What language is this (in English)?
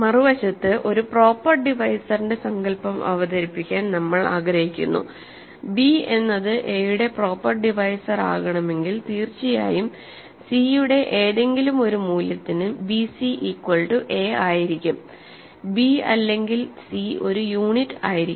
Malayalam